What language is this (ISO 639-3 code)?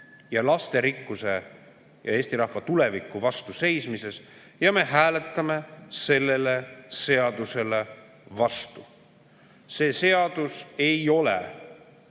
est